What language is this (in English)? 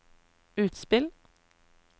Norwegian